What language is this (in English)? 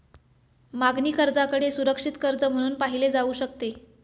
Marathi